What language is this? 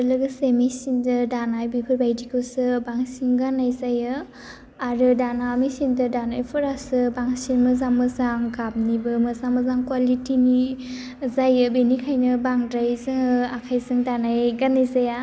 Bodo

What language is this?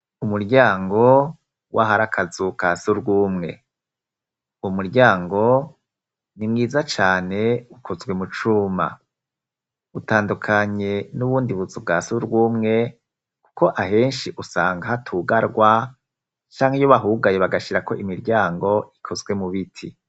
Rundi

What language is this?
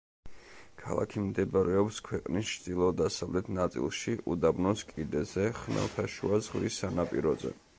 Georgian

